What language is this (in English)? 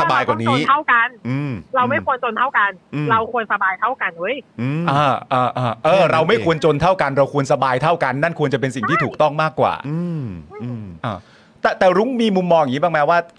Thai